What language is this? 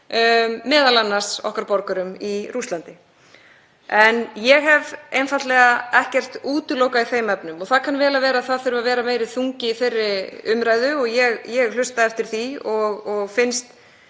Icelandic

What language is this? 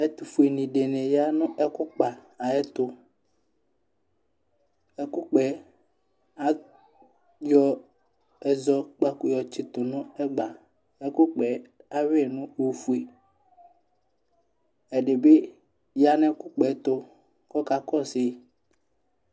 Ikposo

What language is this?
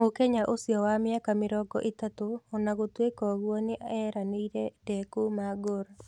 Kikuyu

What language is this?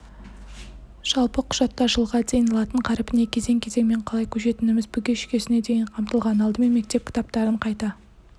Kazakh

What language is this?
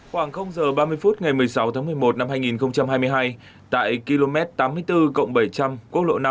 Vietnamese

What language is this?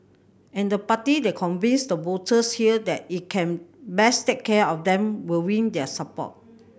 English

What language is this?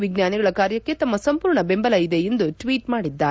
Kannada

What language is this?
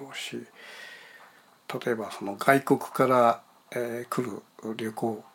Japanese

